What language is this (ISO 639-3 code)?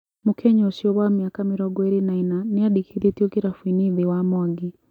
kik